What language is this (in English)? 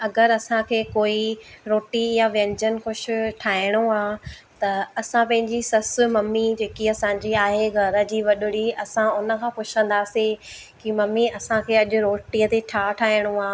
Sindhi